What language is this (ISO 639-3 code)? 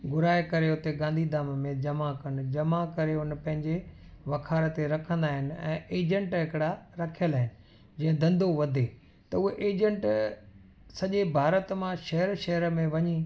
snd